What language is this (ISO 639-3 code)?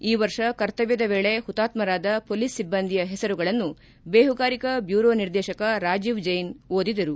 kan